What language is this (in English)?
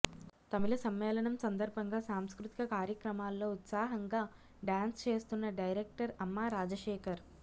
Telugu